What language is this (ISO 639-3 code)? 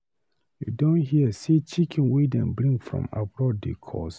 pcm